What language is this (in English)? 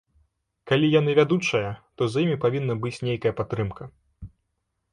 Belarusian